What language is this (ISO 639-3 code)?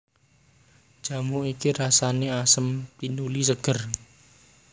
jav